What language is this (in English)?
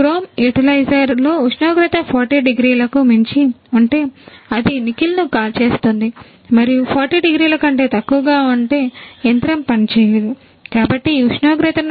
Telugu